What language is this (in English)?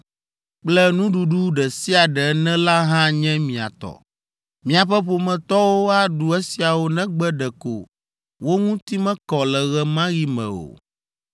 Ewe